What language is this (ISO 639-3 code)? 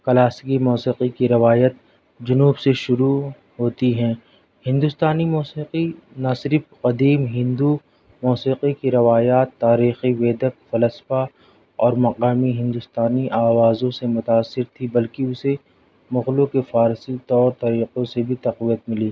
urd